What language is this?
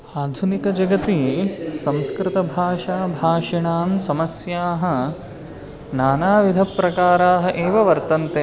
Sanskrit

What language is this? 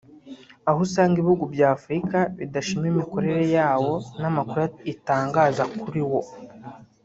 Kinyarwanda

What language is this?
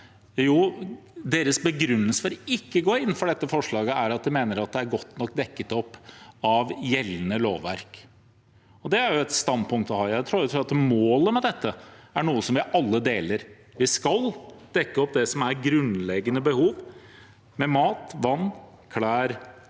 Norwegian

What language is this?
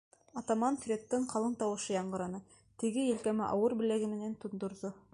Bashkir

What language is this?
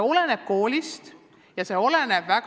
Estonian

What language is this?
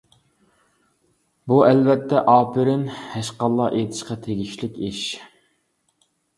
Uyghur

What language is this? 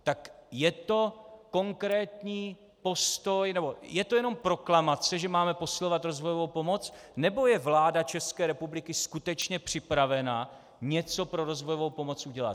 Czech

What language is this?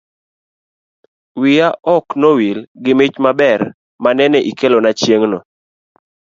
Luo (Kenya and Tanzania)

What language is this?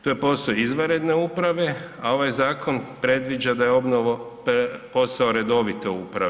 Croatian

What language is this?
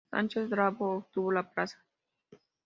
Spanish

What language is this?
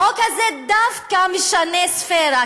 Hebrew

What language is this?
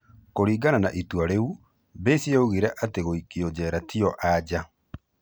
Kikuyu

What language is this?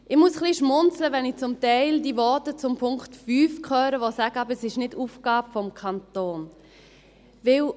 Swiss German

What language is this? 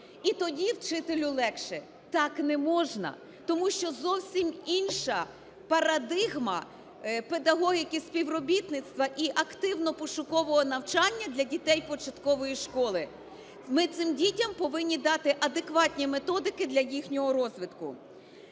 Ukrainian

